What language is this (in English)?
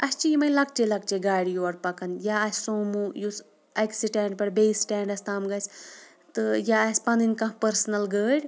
Kashmiri